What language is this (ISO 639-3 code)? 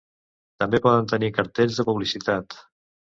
cat